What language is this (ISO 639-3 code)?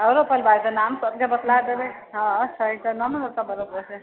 mai